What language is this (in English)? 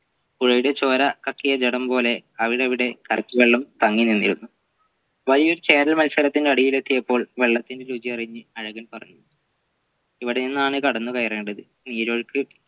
Malayalam